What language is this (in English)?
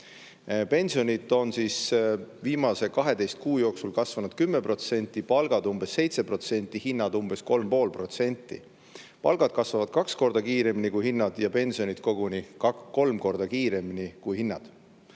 Estonian